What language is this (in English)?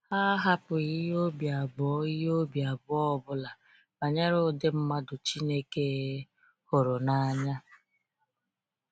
Igbo